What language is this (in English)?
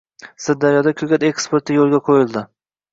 Uzbek